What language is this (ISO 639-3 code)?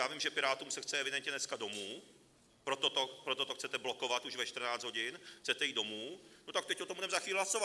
ces